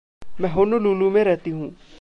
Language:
Hindi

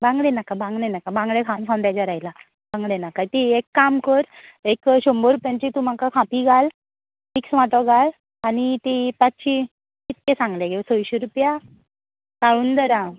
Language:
Konkani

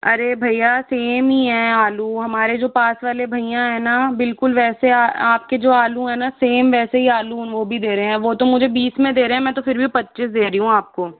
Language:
Hindi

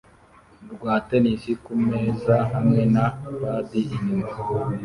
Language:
Kinyarwanda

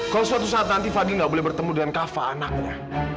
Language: Indonesian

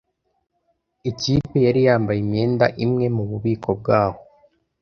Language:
Kinyarwanda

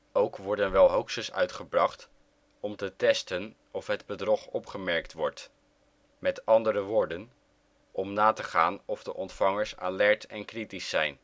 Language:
Dutch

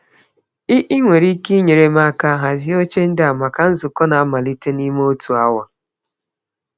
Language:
Igbo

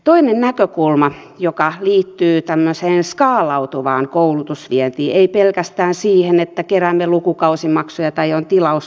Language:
Finnish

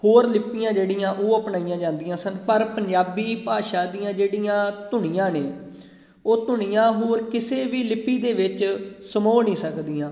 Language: Punjabi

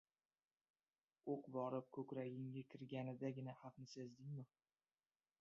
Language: Uzbek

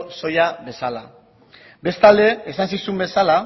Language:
Basque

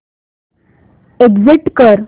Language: Marathi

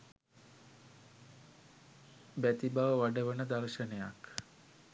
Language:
Sinhala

